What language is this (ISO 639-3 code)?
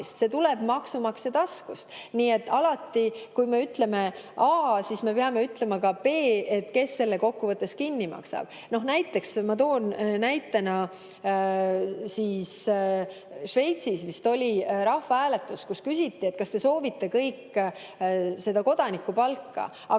est